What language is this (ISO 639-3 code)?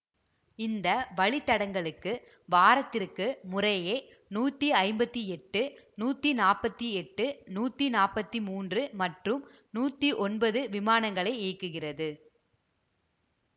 tam